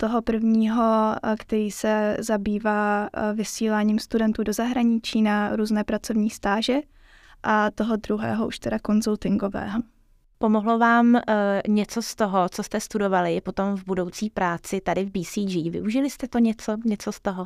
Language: Czech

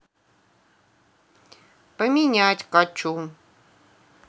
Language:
Russian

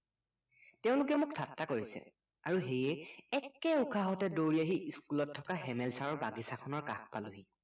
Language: Assamese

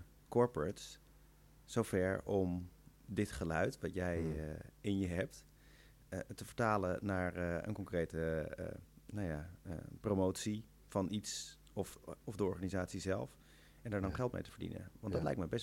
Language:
Dutch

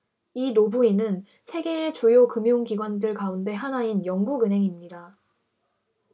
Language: Korean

